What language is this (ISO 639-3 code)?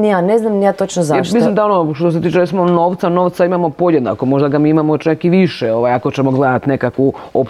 hrv